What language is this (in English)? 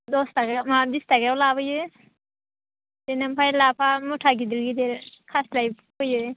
Bodo